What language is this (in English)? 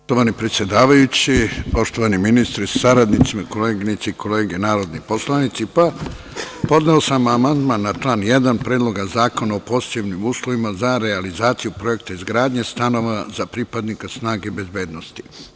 Serbian